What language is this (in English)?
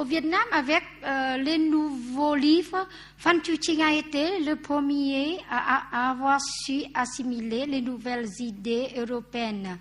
French